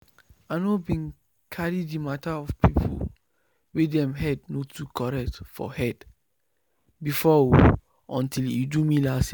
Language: Nigerian Pidgin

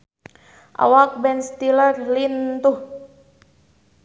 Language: Sundanese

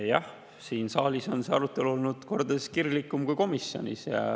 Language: Estonian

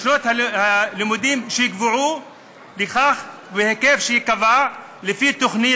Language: Hebrew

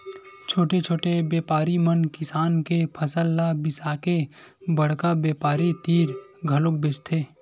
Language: Chhattisgarhi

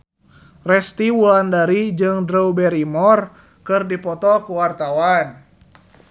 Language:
Sundanese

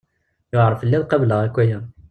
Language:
Kabyle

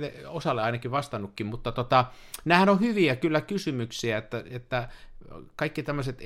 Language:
Finnish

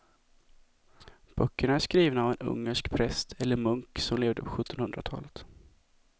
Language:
Swedish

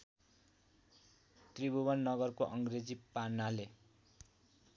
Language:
Nepali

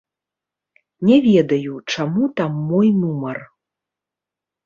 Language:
Belarusian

